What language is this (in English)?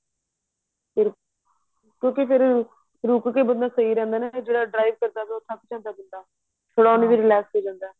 Punjabi